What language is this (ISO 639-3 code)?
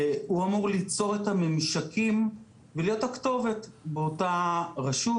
heb